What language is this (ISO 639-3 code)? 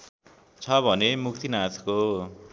nep